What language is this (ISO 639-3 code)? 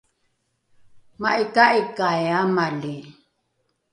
dru